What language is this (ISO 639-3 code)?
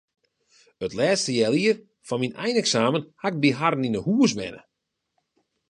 fry